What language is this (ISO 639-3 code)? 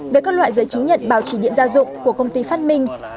vie